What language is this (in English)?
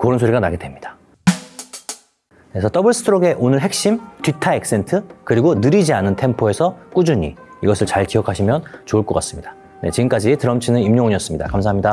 Korean